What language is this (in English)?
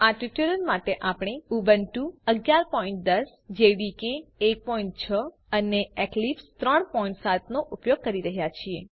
Gujarati